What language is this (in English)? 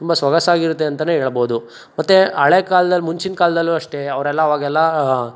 Kannada